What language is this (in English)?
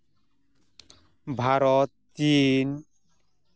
Santali